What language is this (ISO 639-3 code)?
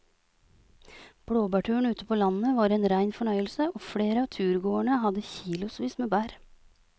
nor